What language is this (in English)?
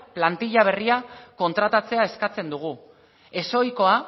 Basque